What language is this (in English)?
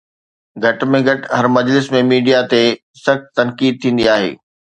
Sindhi